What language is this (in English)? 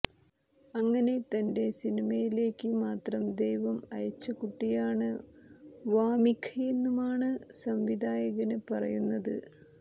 Malayalam